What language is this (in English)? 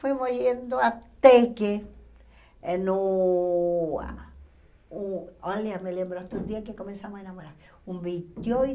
Portuguese